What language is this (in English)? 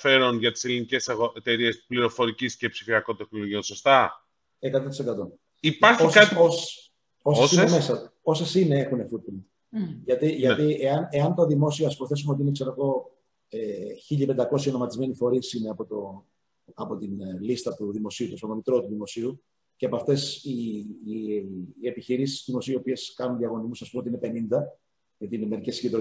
Greek